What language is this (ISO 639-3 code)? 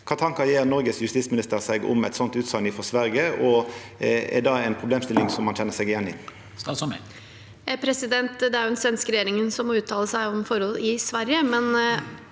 nor